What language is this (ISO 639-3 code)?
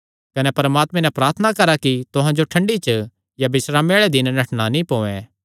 xnr